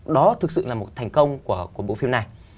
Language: Vietnamese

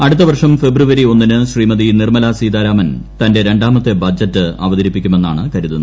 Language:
Malayalam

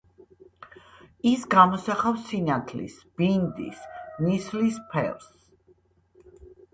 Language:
Georgian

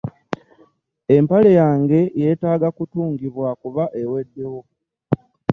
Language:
Ganda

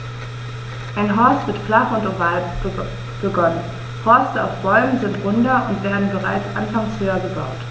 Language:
German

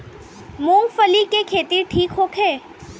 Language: Bhojpuri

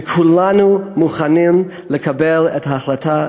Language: Hebrew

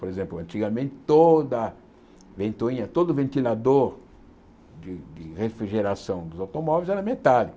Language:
Portuguese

